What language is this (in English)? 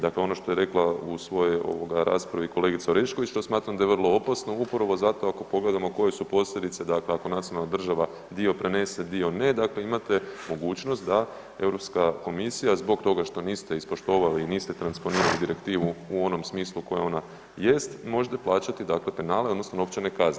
Croatian